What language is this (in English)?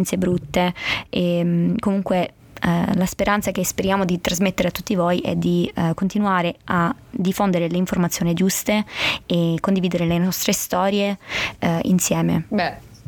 Italian